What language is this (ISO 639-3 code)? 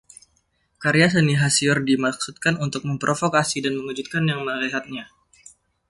ind